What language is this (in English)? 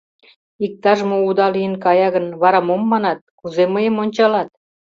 Mari